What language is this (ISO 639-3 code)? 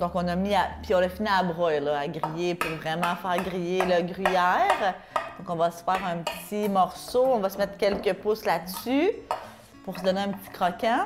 fra